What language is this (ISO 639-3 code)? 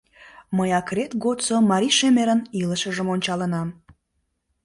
chm